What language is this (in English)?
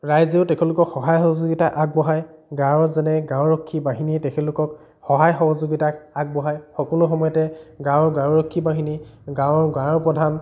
Assamese